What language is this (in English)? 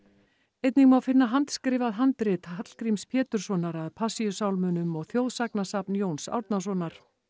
Icelandic